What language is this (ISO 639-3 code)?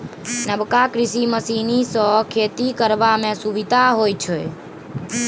mai